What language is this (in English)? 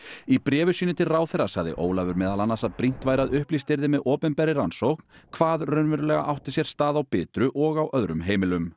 Icelandic